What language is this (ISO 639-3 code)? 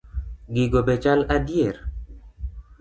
luo